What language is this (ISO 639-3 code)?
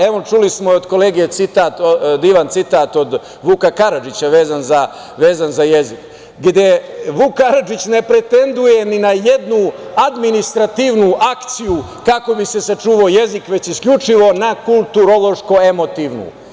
srp